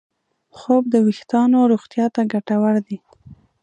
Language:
Pashto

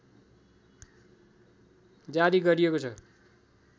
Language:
Nepali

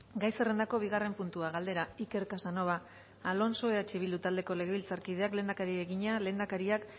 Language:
Basque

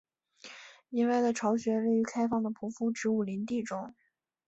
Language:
Chinese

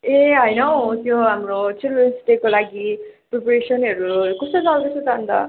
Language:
Nepali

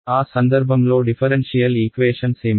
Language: Telugu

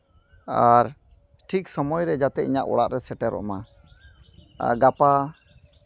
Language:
Santali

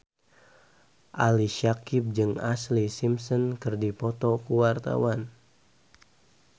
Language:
Sundanese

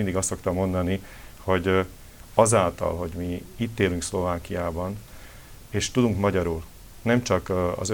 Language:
Hungarian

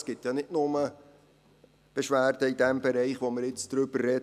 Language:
Swiss German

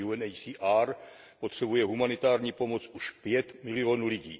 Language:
Czech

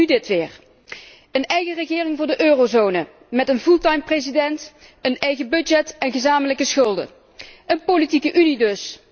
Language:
Dutch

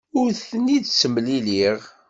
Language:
Kabyle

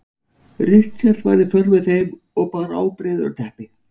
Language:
Icelandic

